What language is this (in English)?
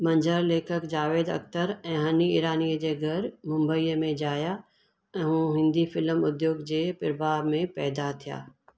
Sindhi